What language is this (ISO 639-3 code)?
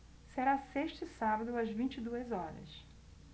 por